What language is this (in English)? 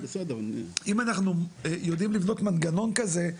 Hebrew